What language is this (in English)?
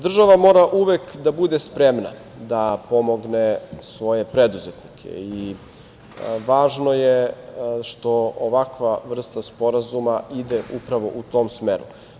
Serbian